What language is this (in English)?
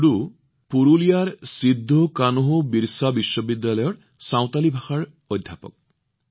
Assamese